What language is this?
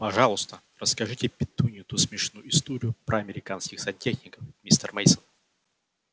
Russian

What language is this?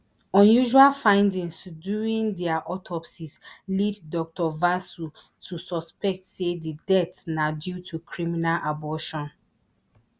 Nigerian Pidgin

